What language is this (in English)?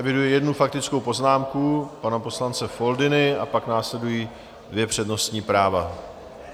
Czech